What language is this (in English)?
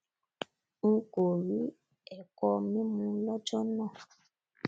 Yoruba